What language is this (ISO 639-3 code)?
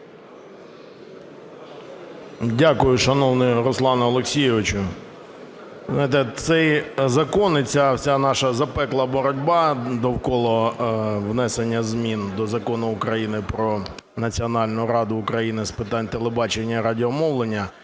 ukr